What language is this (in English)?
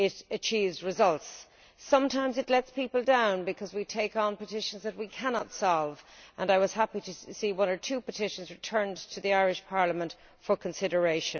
English